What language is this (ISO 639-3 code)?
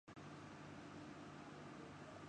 urd